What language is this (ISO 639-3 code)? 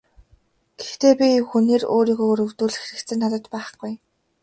mon